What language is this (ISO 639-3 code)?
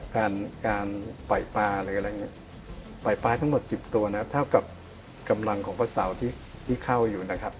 tha